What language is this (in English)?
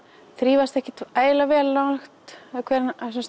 Icelandic